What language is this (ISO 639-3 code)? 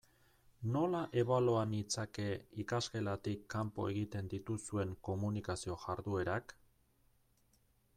eus